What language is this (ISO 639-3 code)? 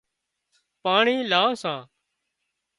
kxp